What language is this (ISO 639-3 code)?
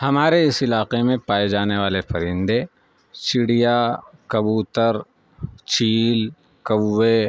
urd